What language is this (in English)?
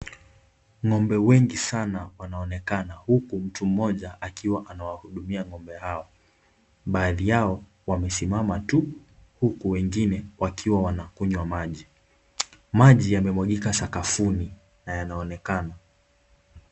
Swahili